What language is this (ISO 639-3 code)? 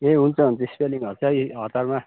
nep